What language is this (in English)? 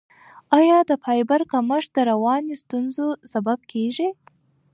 Pashto